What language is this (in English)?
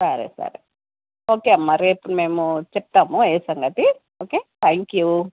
Telugu